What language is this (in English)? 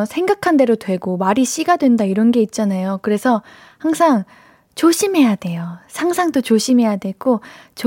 Korean